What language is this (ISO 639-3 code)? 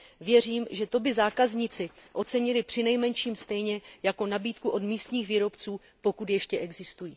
ces